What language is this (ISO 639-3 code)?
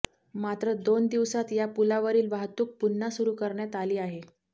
mar